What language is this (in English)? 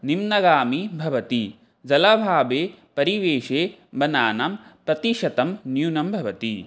Sanskrit